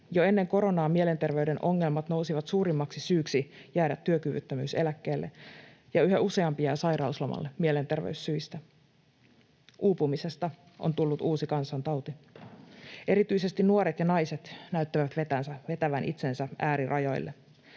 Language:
Finnish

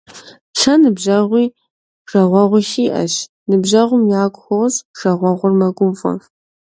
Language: Kabardian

